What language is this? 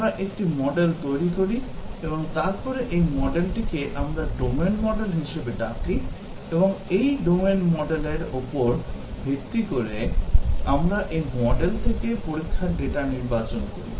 Bangla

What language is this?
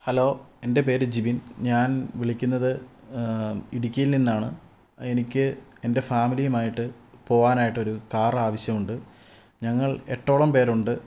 Malayalam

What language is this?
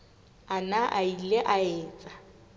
Southern Sotho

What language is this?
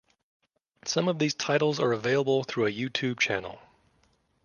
English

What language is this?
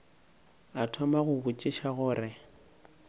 Northern Sotho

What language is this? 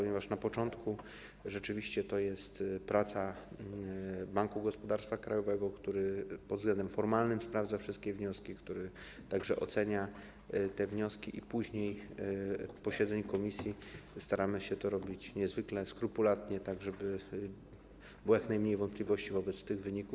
Polish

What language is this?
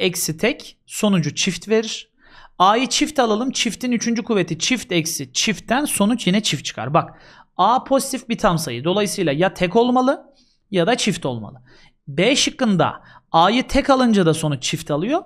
Turkish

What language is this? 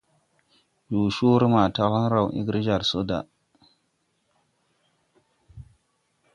Tupuri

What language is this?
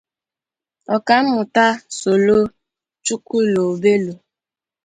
Igbo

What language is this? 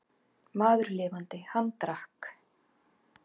Icelandic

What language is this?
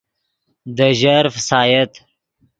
Yidgha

